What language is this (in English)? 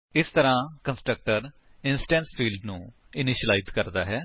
Punjabi